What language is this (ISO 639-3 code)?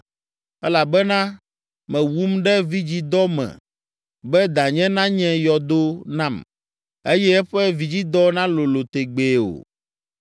ewe